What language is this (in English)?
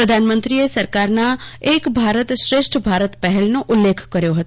Gujarati